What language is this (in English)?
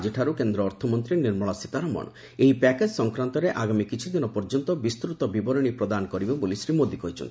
Odia